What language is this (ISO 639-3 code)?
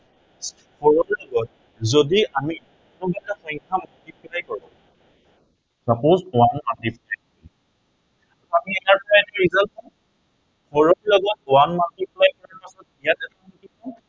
asm